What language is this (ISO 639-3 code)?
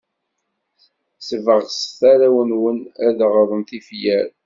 kab